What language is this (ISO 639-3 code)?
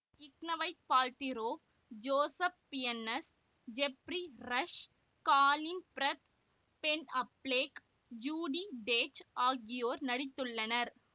tam